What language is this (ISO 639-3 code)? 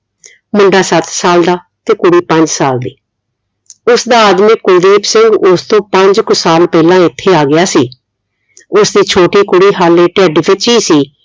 pan